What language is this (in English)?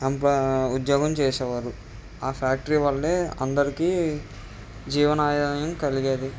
Telugu